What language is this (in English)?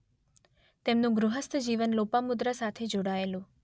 Gujarati